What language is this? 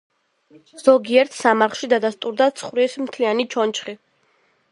Georgian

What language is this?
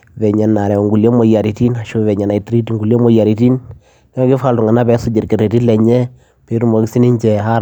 Masai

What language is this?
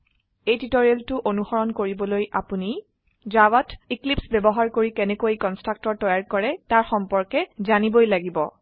Assamese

